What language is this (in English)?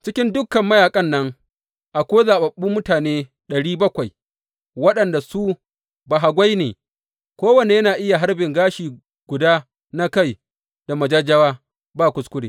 Hausa